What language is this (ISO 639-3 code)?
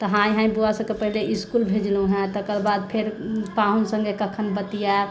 mai